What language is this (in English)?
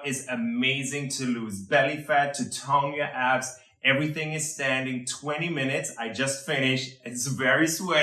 English